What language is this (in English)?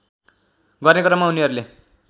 Nepali